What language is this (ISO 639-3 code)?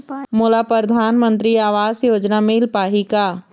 hne